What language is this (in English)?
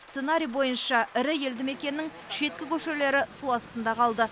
Kazakh